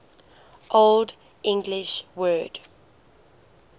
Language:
English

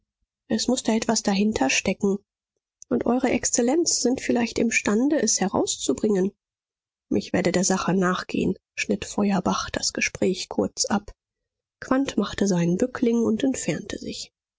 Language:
German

